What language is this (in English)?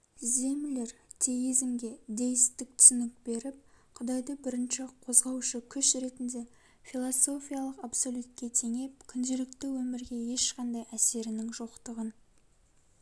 Kazakh